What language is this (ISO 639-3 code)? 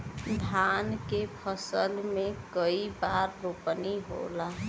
bho